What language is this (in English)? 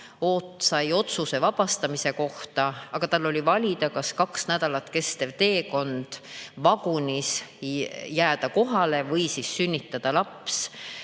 Estonian